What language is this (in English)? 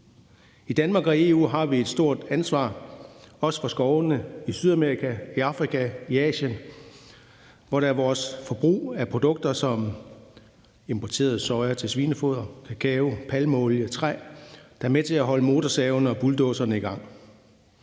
Danish